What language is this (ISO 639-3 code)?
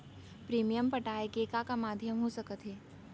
hne